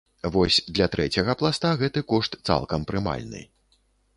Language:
Belarusian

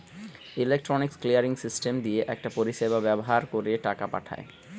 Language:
Bangla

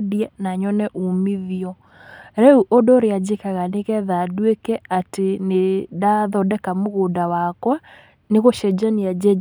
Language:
Kikuyu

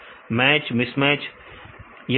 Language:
Hindi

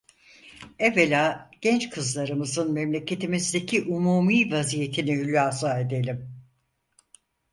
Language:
Turkish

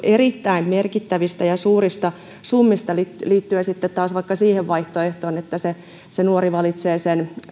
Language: Finnish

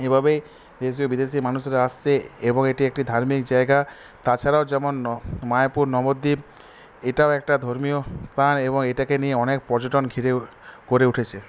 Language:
Bangla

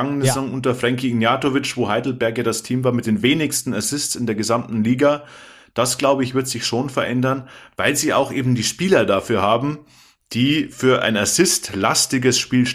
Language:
German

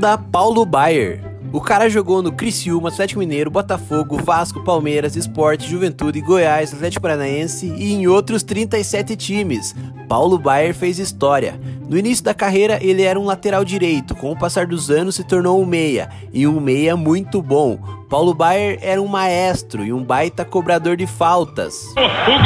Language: Portuguese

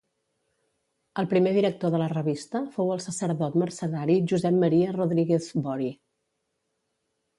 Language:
Catalan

